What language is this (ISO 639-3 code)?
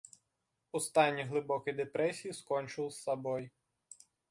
bel